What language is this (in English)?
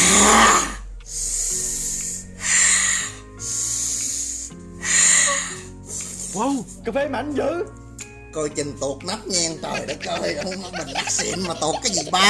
Vietnamese